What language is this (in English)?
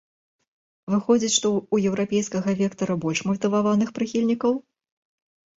Belarusian